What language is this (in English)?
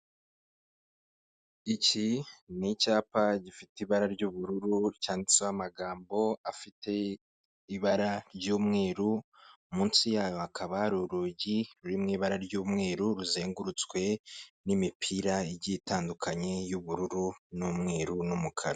Kinyarwanda